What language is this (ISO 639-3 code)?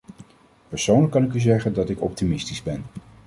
nld